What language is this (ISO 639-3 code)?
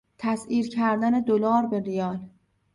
fas